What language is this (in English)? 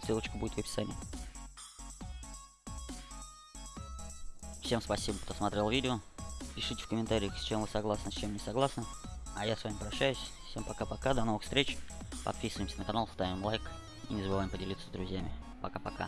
Russian